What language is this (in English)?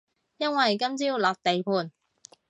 Cantonese